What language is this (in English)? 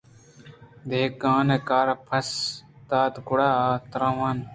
Eastern Balochi